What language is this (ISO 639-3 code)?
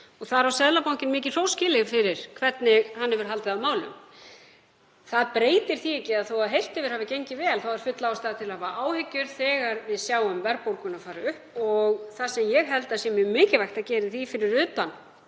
isl